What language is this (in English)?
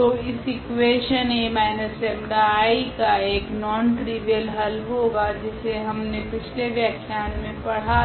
Hindi